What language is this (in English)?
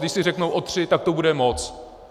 Czech